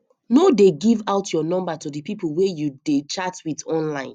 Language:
Nigerian Pidgin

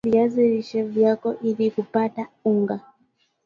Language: Swahili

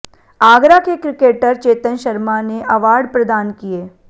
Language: Hindi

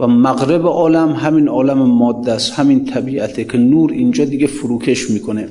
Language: Persian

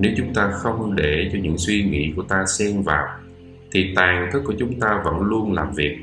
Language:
Vietnamese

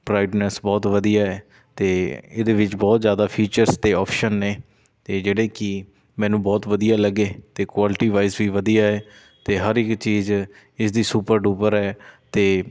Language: Punjabi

